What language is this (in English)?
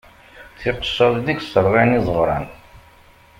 Kabyle